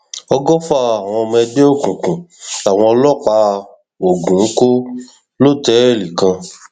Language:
Yoruba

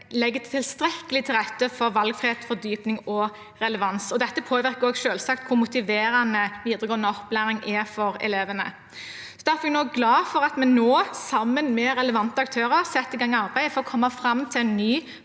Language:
Norwegian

